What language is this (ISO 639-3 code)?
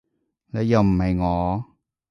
yue